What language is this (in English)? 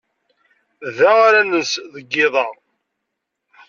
Kabyle